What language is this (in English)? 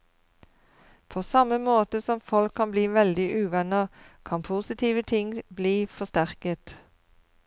Norwegian